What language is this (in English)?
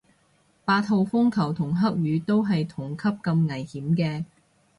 Cantonese